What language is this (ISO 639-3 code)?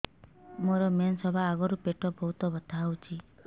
ori